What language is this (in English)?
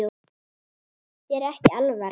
Icelandic